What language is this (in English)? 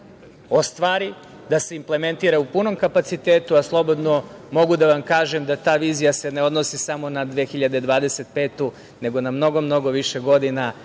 Serbian